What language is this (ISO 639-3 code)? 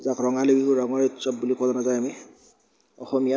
asm